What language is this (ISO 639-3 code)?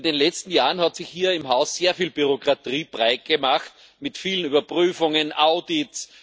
deu